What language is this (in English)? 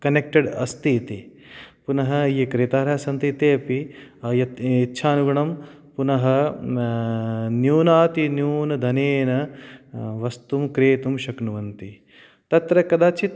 Sanskrit